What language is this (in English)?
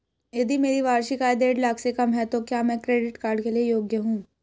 Hindi